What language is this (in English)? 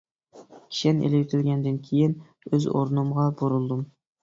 Uyghur